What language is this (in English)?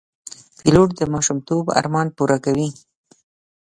Pashto